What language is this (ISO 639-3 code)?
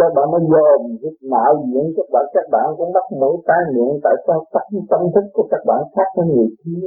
vie